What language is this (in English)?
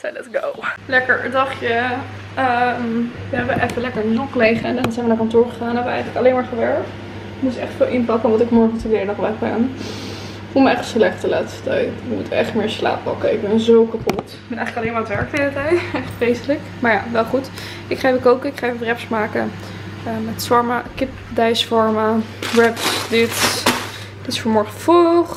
Dutch